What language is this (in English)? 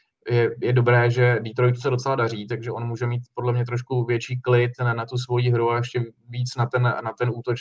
Czech